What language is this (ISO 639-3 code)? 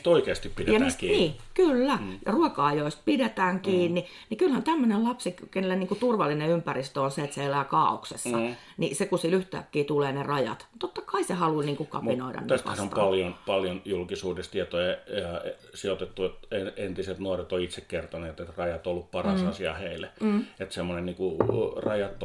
fin